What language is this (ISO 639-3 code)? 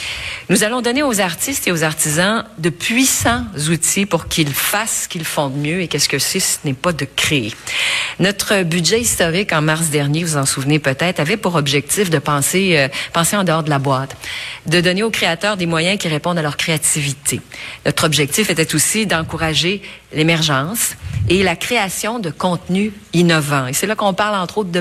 fra